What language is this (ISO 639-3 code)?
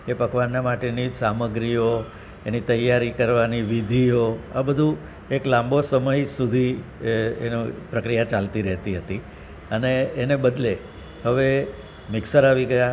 guj